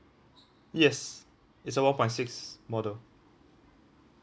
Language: English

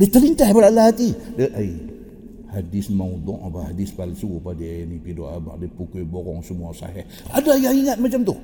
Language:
Malay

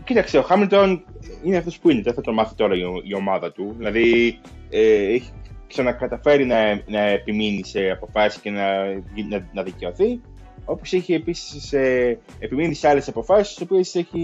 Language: Greek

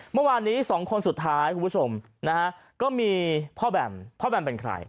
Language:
Thai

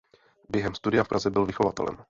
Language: Czech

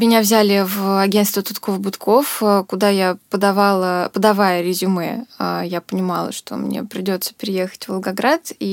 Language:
Russian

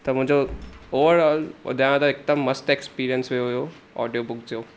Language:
Sindhi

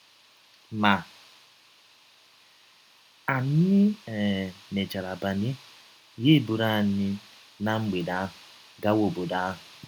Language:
Igbo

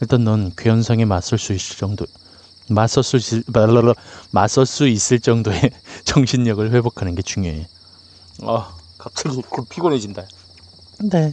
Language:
Korean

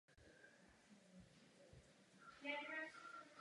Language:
Czech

